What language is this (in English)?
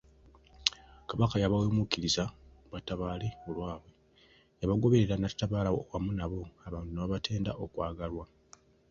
Ganda